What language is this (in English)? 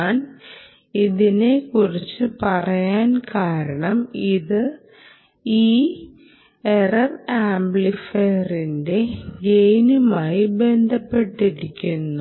Malayalam